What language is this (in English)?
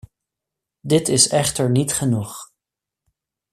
Dutch